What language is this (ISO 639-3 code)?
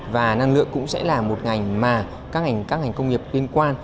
vie